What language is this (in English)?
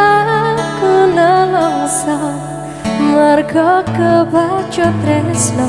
Indonesian